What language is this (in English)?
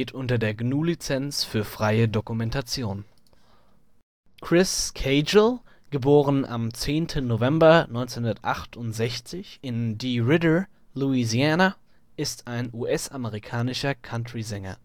German